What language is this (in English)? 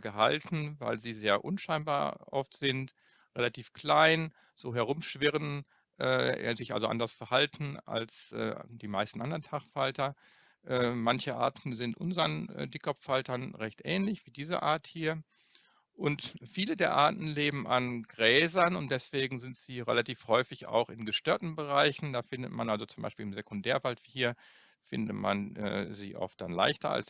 German